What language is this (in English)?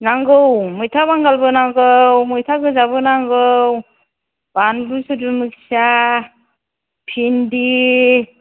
Bodo